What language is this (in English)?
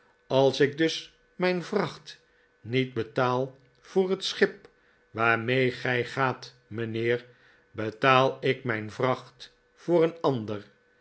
Dutch